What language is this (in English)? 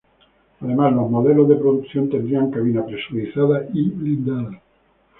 Spanish